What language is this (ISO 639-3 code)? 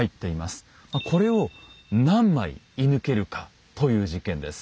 jpn